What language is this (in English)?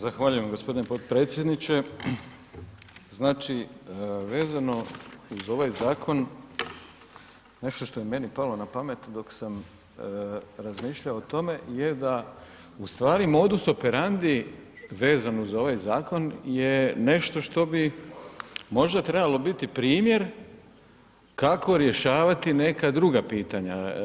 Croatian